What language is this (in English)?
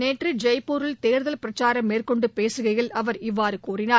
Tamil